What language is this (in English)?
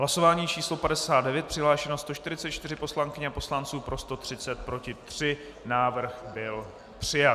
Czech